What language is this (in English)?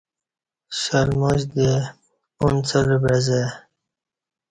Kati